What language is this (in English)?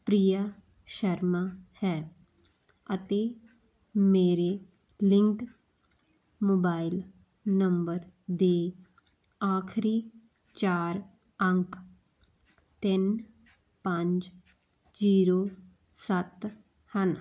Punjabi